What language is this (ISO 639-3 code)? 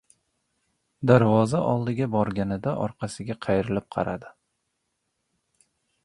uzb